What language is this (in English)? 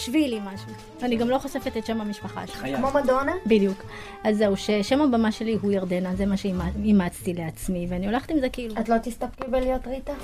Hebrew